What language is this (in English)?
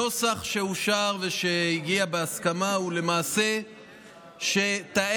Hebrew